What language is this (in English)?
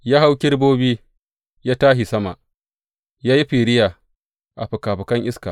Hausa